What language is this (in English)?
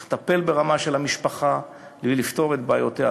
Hebrew